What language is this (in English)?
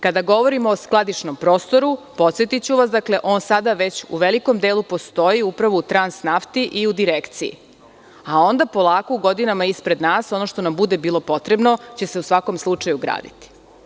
Serbian